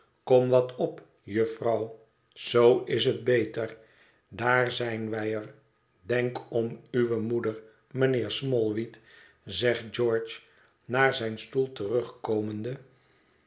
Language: Dutch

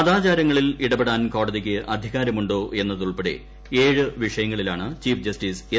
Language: Malayalam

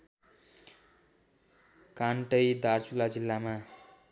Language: Nepali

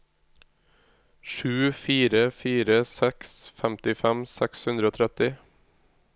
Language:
Norwegian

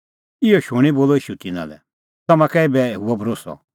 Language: Kullu Pahari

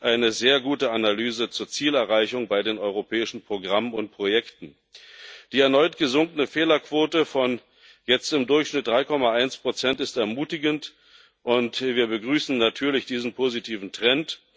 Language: German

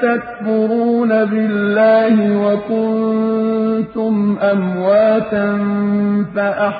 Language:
Arabic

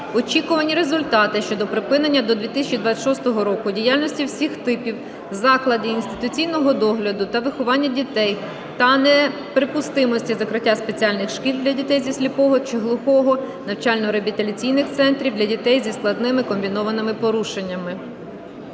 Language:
Ukrainian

